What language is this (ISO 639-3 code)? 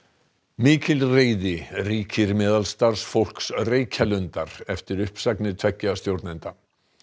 isl